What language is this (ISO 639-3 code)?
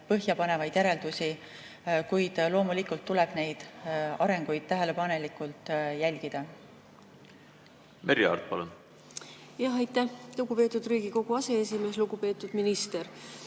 est